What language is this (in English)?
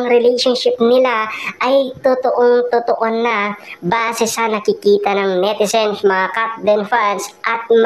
Filipino